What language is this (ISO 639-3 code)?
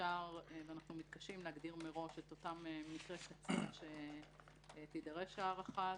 heb